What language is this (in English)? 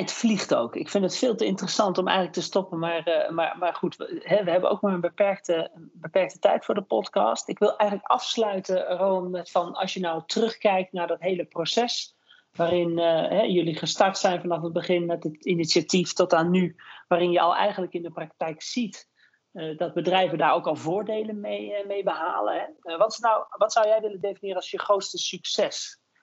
Dutch